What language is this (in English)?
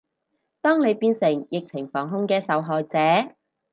Cantonese